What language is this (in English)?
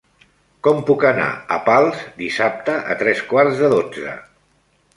Catalan